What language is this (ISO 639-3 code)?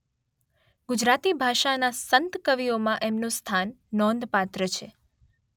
guj